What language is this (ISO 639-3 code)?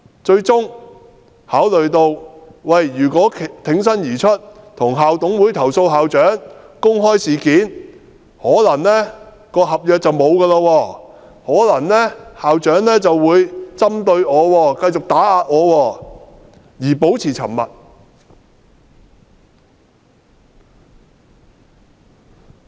yue